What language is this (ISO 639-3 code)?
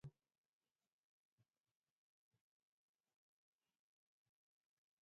eus